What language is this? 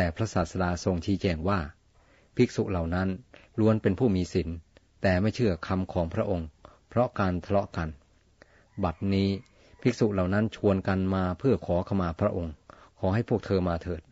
Thai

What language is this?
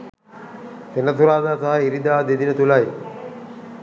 Sinhala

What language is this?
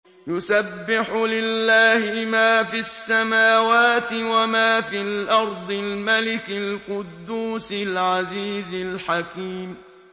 Arabic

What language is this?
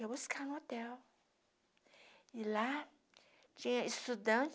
Portuguese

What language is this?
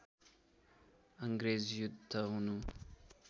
Nepali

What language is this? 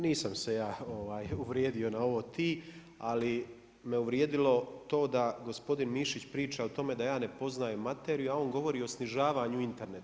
Croatian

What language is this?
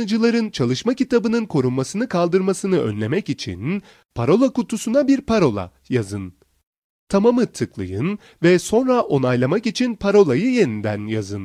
Turkish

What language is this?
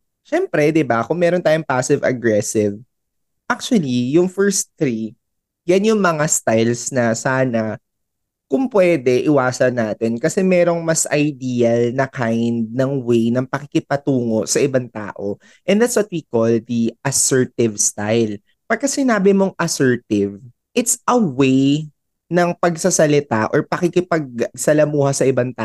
Filipino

